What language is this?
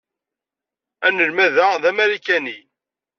Kabyle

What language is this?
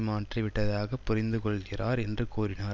Tamil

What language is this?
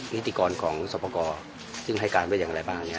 Thai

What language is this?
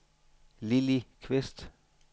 Danish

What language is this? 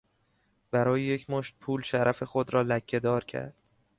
Persian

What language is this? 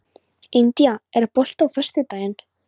Icelandic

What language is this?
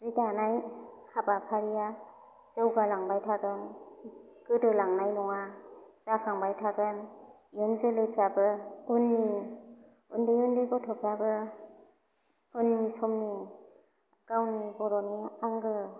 Bodo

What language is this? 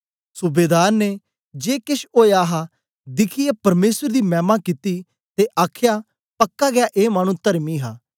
Dogri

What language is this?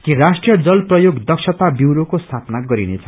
Nepali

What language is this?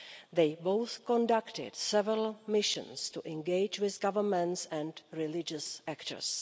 English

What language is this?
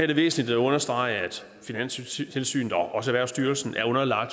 Danish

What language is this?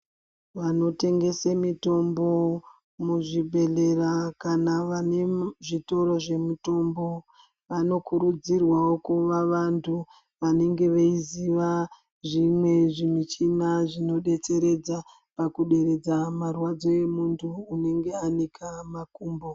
Ndau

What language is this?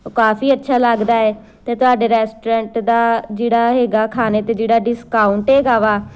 Punjabi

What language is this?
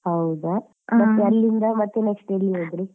Kannada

